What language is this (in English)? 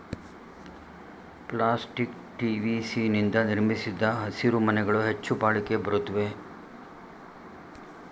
Kannada